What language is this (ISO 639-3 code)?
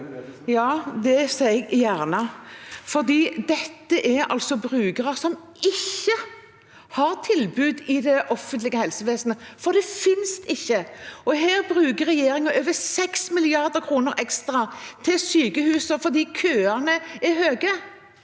nor